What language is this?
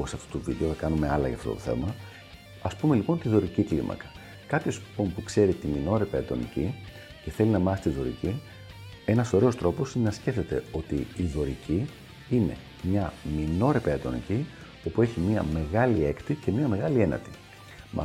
Greek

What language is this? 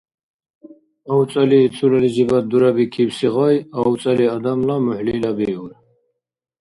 Dargwa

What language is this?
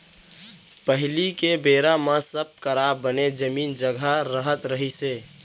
Chhattisgarhi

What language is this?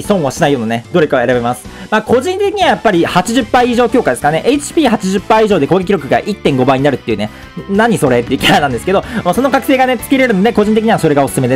Japanese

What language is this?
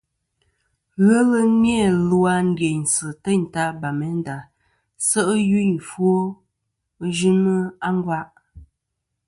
Kom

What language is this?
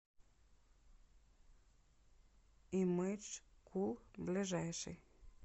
Russian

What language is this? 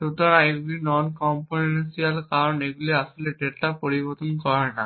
Bangla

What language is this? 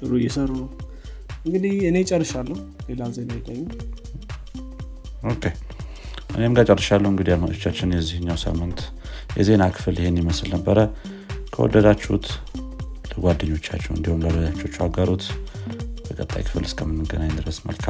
Amharic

